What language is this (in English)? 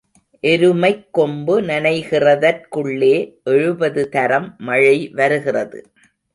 Tamil